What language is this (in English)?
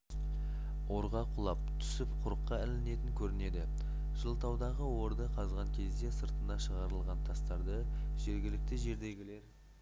Kazakh